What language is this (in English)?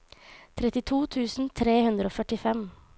Norwegian